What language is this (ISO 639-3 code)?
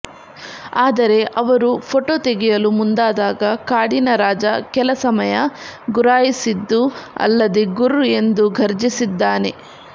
kan